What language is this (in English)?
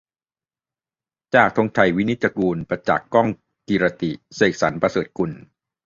Thai